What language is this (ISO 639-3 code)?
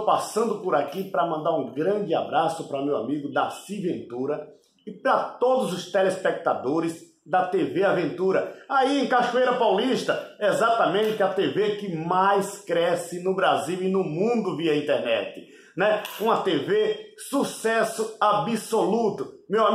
por